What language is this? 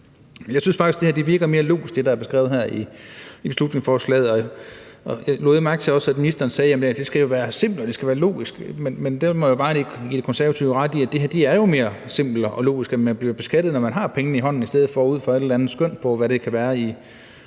Danish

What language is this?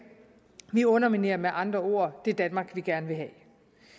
Danish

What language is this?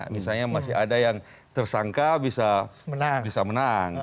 Indonesian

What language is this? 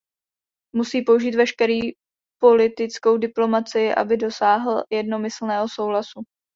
Czech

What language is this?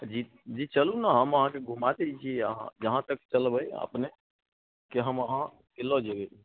Maithili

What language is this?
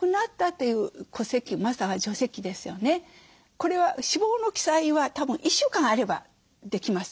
Japanese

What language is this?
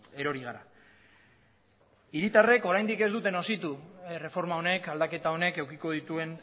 Basque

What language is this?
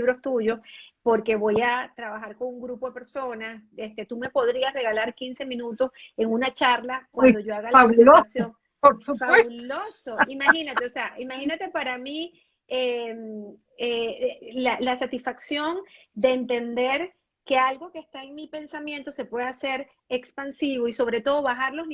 Spanish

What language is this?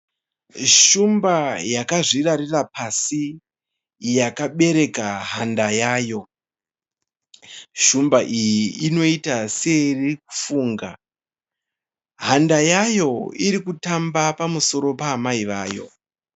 Shona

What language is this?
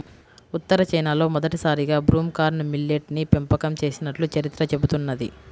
Telugu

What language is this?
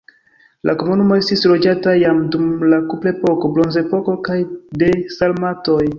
Esperanto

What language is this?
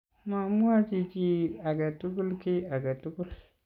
Kalenjin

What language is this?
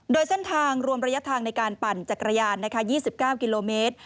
Thai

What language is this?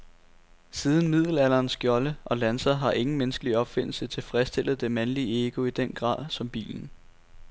Danish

